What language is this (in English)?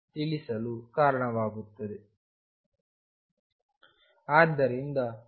Kannada